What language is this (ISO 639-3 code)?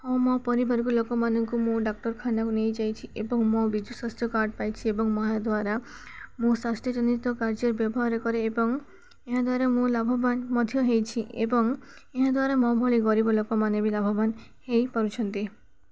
ori